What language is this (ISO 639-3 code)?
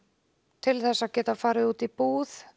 isl